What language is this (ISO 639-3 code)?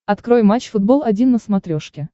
rus